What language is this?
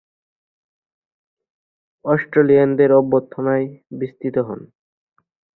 Bangla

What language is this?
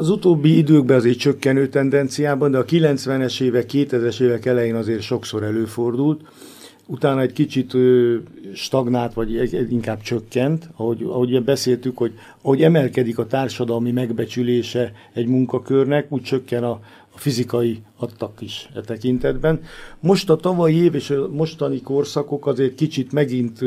Hungarian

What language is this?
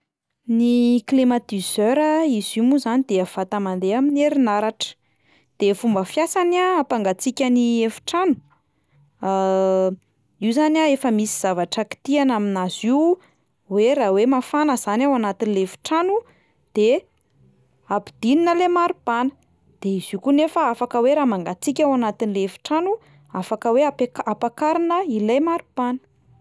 Malagasy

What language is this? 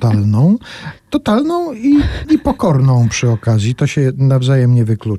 Polish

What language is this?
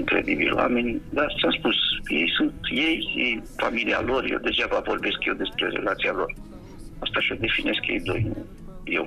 Romanian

